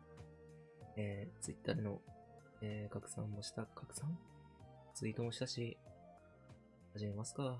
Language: Japanese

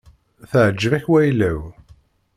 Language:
Kabyle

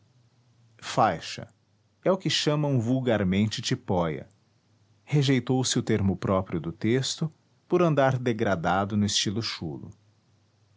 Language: Portuguese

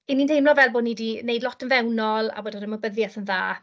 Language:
Welsh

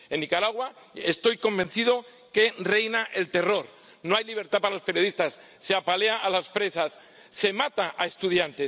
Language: Spanish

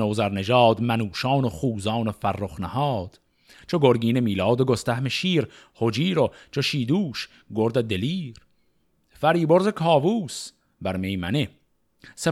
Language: Persian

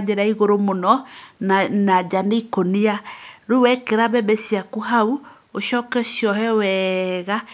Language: Kikuyu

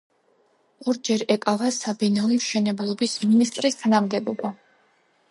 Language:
Georgian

